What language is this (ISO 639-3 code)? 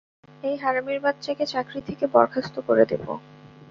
ben